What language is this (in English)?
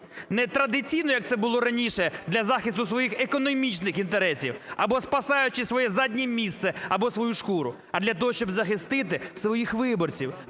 Ukrainian